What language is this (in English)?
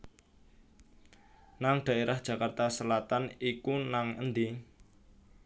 Javanese